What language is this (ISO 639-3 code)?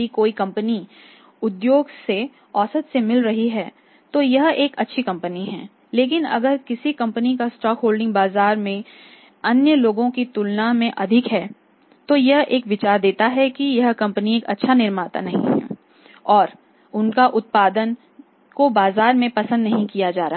hin